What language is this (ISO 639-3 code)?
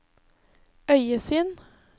nor